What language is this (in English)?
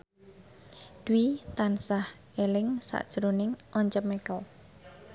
Javanese